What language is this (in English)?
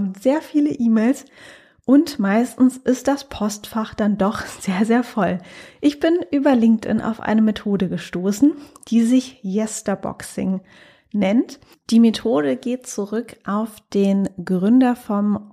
German